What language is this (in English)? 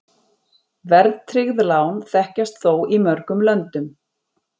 Icelandic